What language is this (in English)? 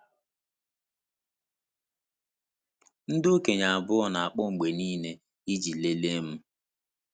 Igbo